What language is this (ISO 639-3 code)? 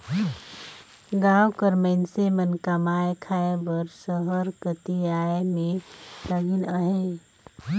hne